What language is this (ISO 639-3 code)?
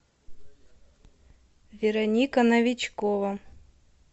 rus